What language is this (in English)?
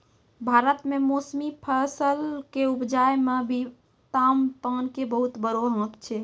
Maithili